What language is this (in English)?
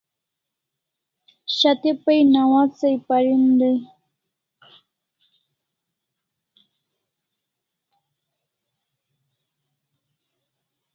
Kalasha